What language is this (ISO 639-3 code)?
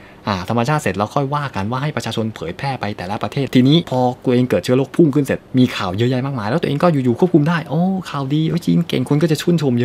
tha